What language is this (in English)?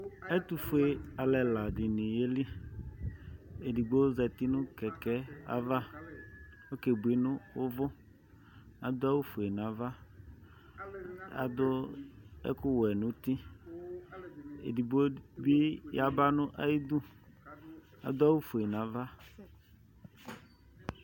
Ikposo